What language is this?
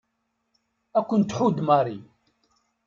Kabyle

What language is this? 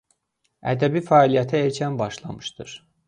Azerbaijani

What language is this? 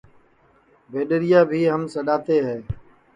Sansi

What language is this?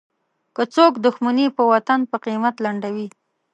Pashto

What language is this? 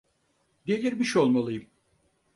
Turkish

